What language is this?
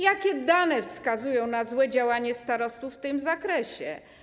Polish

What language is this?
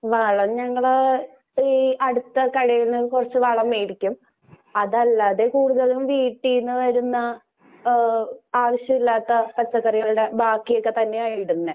Malayalam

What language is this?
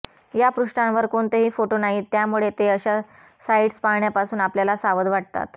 Marathi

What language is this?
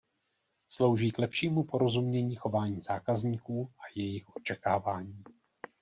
Czech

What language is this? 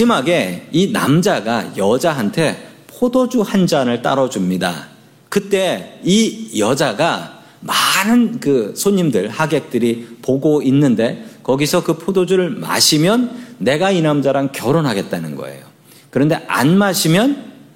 Korean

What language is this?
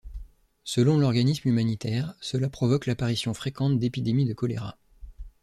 French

